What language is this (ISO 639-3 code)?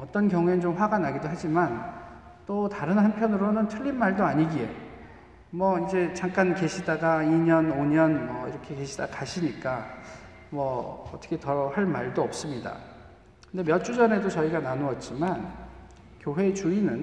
kor